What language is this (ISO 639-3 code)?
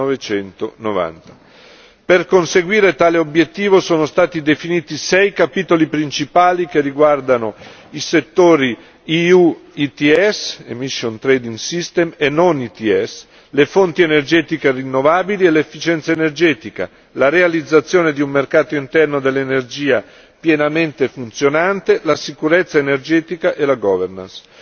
ita